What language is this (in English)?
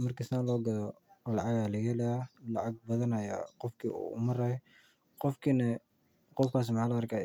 Somali